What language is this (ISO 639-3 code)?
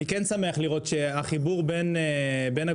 heb